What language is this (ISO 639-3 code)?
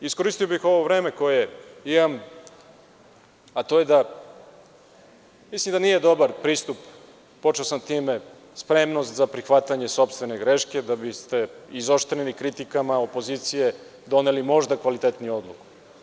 srp